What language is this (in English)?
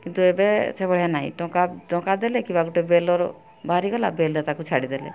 Odia